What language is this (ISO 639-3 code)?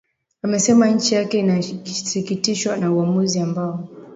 swa